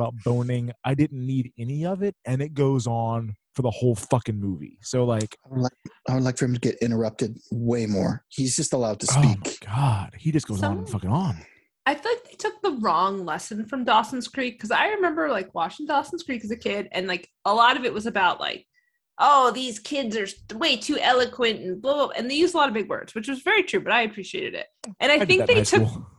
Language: English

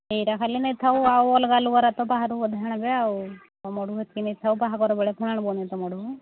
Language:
Odia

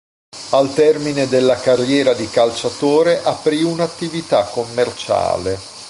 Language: Italian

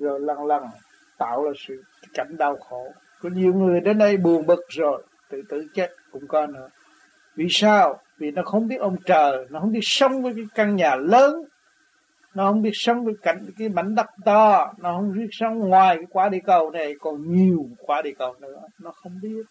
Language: Vietnamese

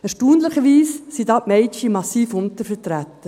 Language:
Swiss German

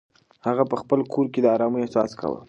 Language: Pashto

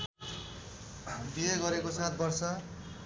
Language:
Nepali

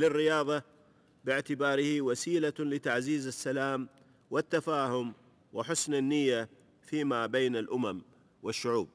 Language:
Arabic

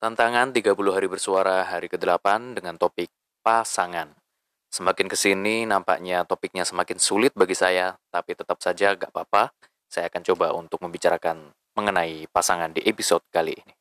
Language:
Indonesian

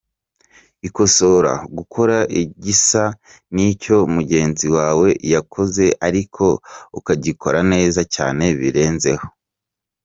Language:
Kinyarwanda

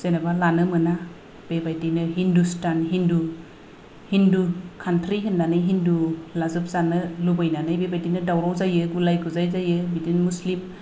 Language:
Bodo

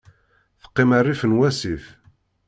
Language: Kabyle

